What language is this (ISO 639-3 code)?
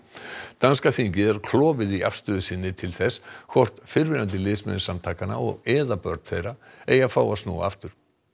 isl